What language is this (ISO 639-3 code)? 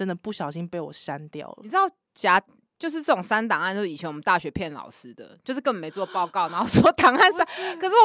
zho